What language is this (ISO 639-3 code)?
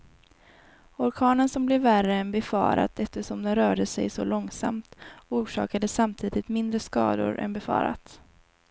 swe